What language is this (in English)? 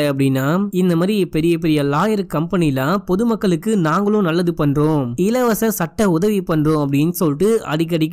Tamil